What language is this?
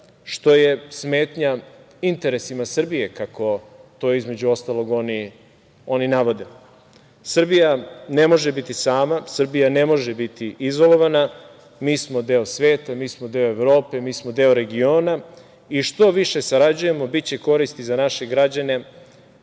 Serbian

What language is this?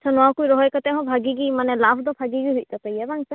Santali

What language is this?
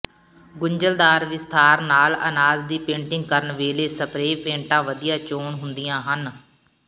Punjabi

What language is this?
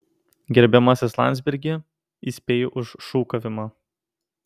Lithuanian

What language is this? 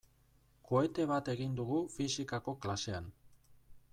Basque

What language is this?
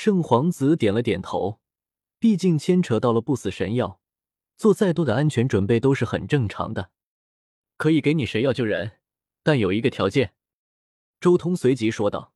Chinese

